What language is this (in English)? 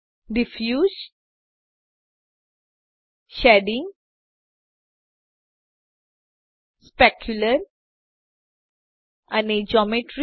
Gujarati